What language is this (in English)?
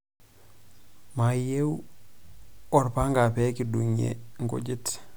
Masai